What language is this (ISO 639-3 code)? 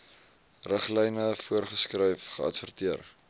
afr